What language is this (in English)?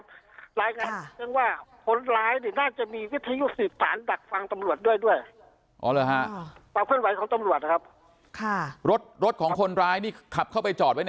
Thai